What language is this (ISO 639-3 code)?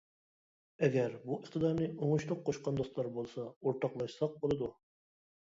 uig